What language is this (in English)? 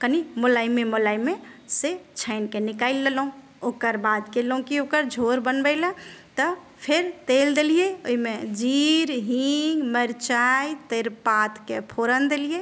Maithili